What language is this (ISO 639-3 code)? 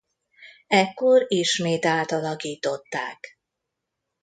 hun